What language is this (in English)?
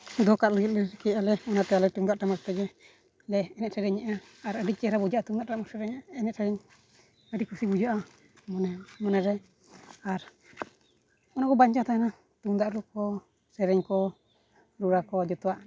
Santali